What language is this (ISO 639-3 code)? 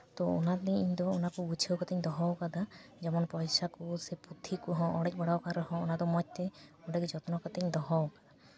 sat